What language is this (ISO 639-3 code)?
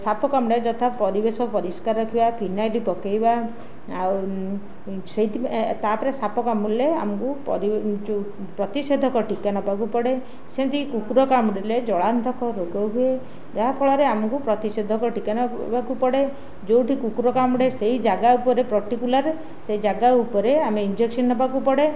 ori